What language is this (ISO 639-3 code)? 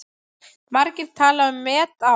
isl